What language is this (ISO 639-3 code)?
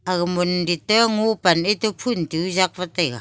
nnp